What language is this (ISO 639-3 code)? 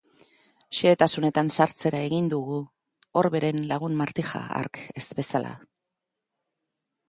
eus